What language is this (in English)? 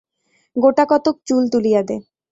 Bangla